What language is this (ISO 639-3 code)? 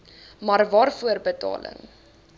afr